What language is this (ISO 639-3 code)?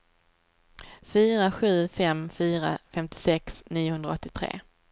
swe